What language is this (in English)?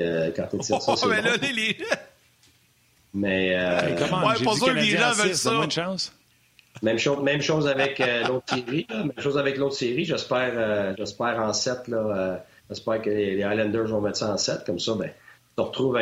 French